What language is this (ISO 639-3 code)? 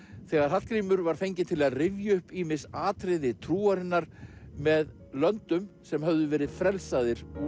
isl